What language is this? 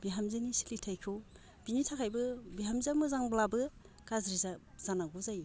Bodo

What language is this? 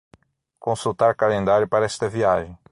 Portuguese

